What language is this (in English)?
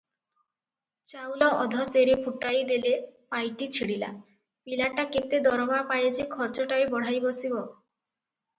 Odia